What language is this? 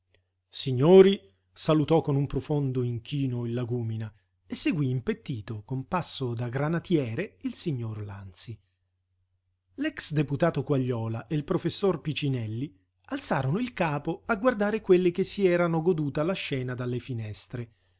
Italian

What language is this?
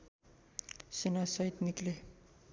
Nepali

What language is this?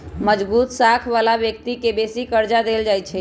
Magahi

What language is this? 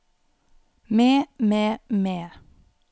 Norwegian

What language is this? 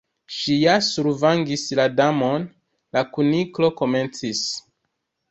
Esperanto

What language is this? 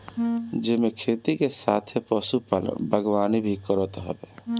Bhojpuri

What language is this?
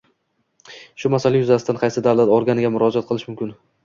Uzbek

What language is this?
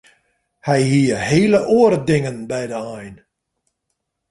Western Frisian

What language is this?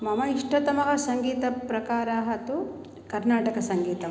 Sanskrit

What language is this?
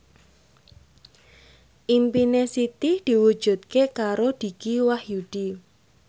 Javanese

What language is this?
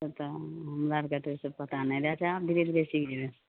Maithili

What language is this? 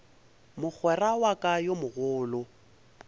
Northern Sotho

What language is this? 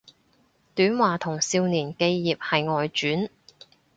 Cantonese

